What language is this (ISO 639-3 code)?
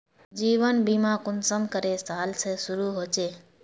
mag